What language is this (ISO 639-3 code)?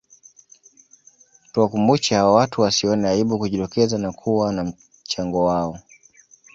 swa